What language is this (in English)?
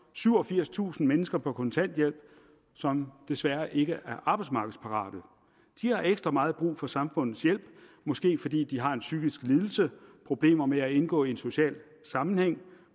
Danish